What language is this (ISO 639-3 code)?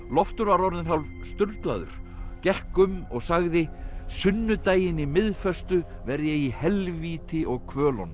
isl